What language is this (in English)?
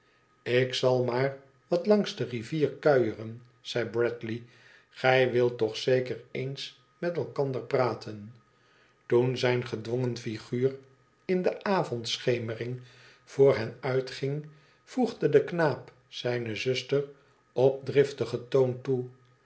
Dutch